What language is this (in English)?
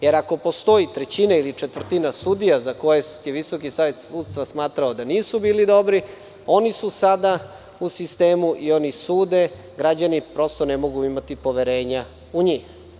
Serbian